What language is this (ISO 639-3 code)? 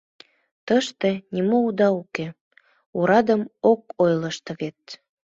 chm